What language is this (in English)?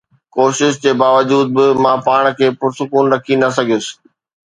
Sindhi